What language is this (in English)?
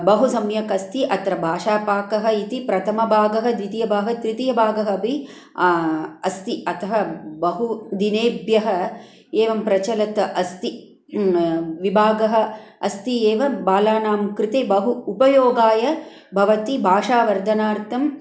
Sanskrit